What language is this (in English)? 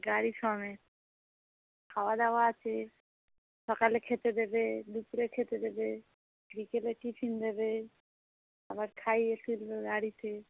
Bangla